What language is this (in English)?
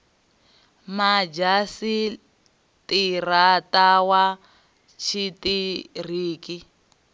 Venda